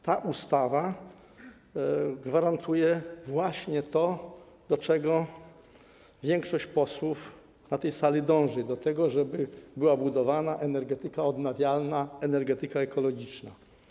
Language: Polish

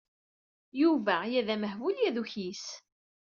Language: Kabyle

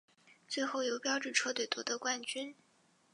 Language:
Chinese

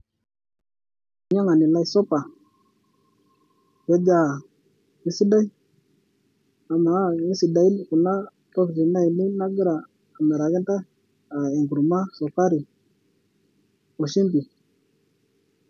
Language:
Masai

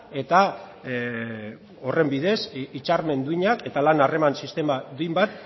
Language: Basque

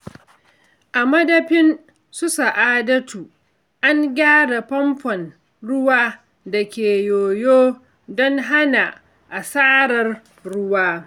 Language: Hausa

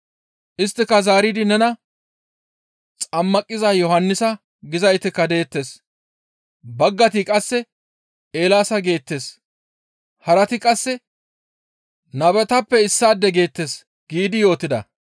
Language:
Gamo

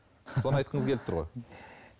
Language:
Kazakh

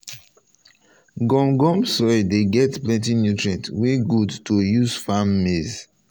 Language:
Nigerian Pidgin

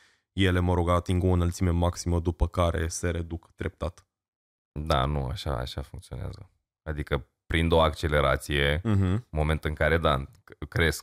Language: Romanian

